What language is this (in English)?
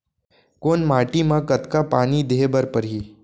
Chhattisgarhi